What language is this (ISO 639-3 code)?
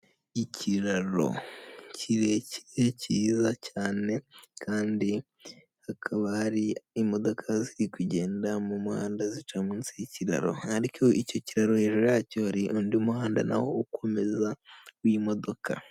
kin